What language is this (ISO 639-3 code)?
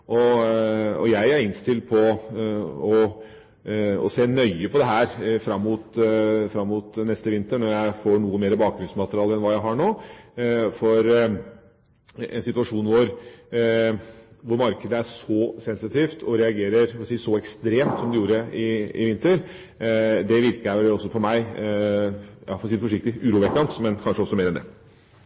nob